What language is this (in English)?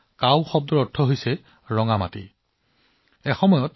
Assamese